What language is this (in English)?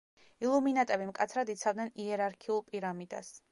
Georgian